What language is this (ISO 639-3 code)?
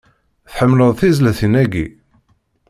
kab